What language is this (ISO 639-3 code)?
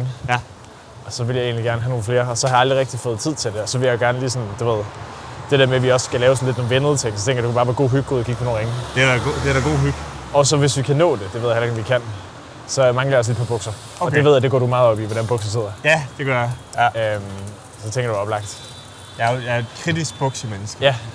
dan